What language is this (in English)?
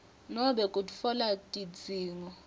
Swati